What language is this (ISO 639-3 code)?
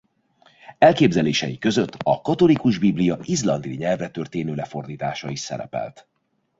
hun